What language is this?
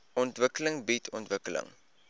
Afrikaans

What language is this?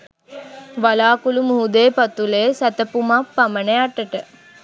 Sinhala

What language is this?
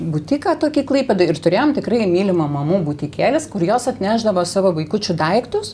Lithuanian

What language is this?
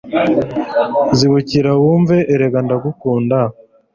Kinyarwanda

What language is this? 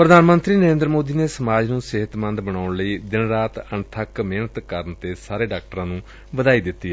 Punjabi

